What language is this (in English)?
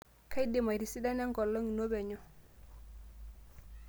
Masai